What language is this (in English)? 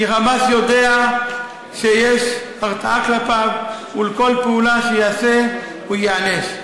Hebrew